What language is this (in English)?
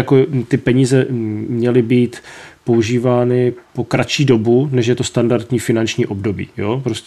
Czech